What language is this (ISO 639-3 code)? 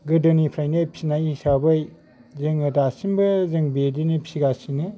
brx